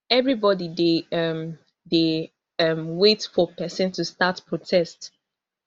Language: Nigerian Pidgin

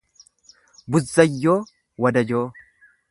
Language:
Oromo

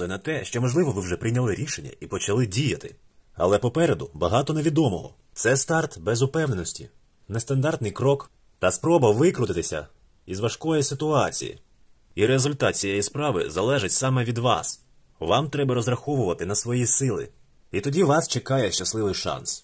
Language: Ukrainian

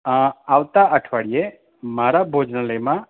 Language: Gujarati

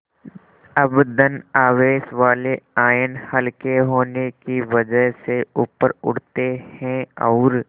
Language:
Hindi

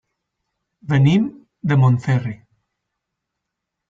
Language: Catalan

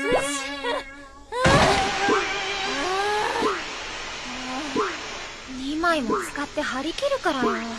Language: Japanese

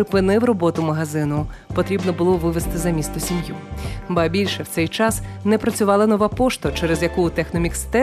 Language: Ukrainian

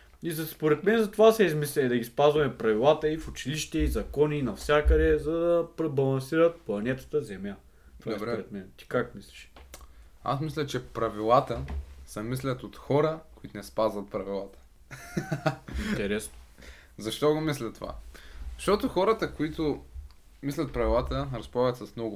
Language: Bulgarian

